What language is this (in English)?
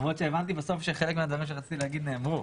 Hebrew